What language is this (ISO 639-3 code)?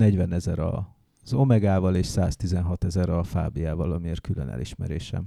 hun